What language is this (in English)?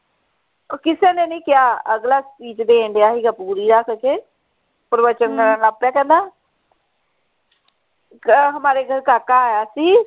Punjabi